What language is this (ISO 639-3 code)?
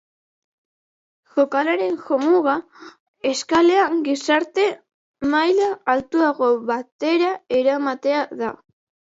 eus